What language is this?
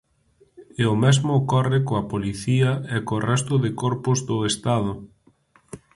Galician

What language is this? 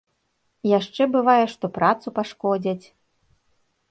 Belarusian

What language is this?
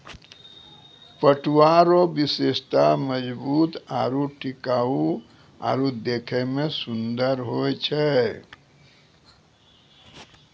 Maithili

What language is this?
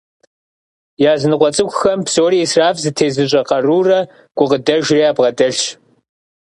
Kabardian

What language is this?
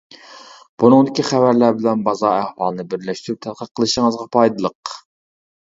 Uyghur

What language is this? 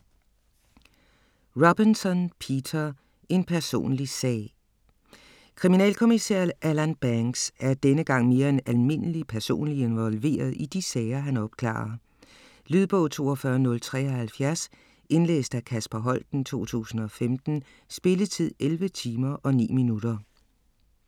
Danish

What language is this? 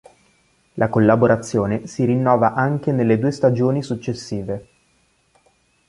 Italian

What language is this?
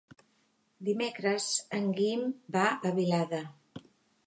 Catalan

